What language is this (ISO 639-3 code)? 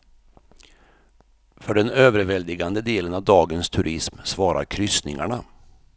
swe